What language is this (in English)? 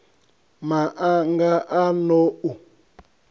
Venda